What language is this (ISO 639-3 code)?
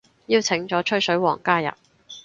yue